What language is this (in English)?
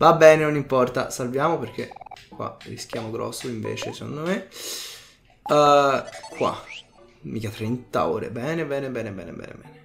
Italian